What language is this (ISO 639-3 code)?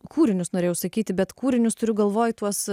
lit